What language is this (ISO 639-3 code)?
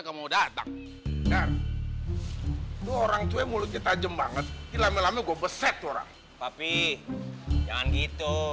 ind